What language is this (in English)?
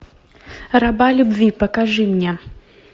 Russian